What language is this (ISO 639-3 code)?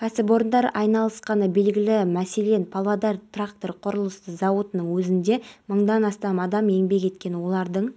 kaz